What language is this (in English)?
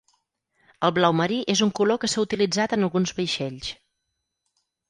Catalan